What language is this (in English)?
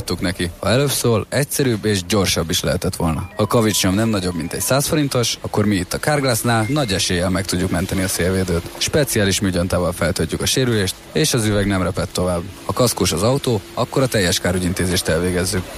Hungarian